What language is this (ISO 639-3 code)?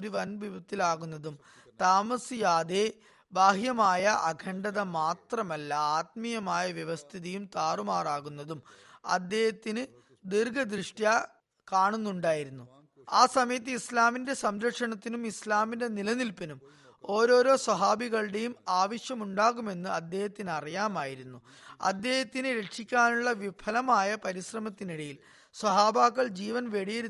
mal